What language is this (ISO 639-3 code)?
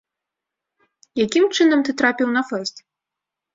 bel